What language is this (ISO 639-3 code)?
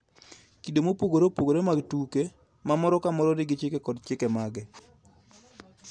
luo